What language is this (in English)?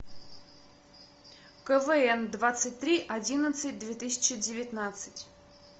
Russian